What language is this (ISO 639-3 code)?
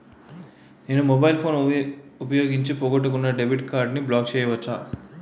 tel